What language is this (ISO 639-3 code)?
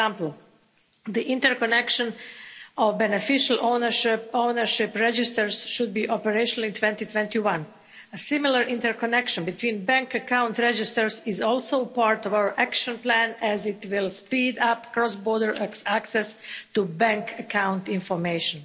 eng